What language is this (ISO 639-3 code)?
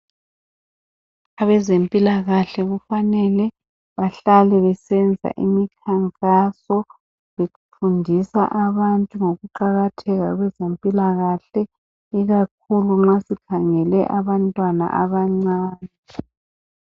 nde